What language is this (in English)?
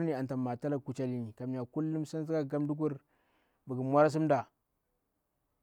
Bura-Pabir